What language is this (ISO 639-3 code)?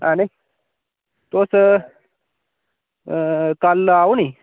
doi